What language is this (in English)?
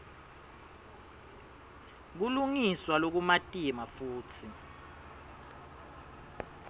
Swati